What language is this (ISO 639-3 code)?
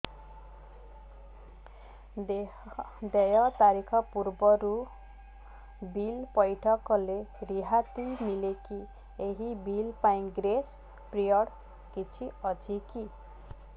ori